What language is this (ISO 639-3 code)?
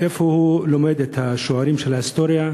heb